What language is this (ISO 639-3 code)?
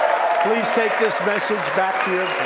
eng